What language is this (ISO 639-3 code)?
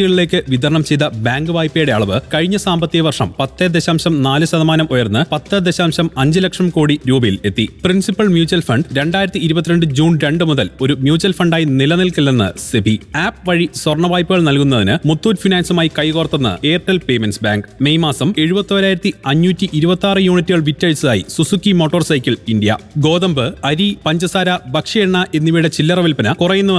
mal